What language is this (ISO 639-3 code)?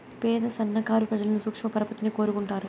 tel